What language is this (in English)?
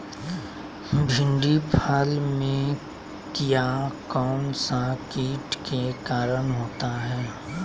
Magahi